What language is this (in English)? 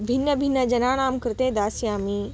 Sanskrit